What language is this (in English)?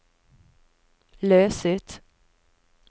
Norwegian